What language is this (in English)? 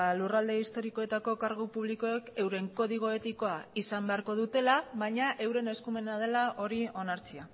Basque